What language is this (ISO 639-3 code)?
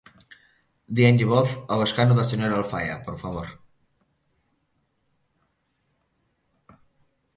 glg